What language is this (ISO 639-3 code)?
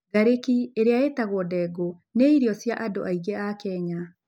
kik